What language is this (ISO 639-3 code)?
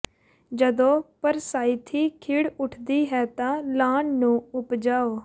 pan